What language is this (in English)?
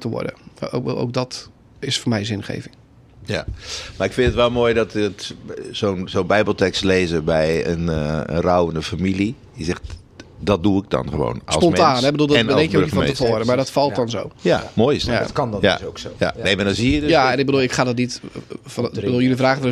Dutch